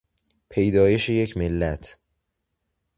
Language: Persian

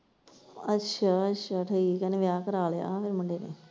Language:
Punjabi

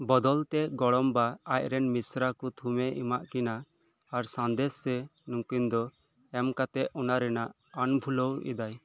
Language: Santali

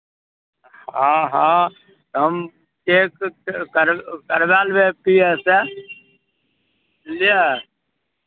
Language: Maithili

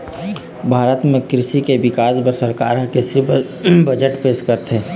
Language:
Chhattisgarhi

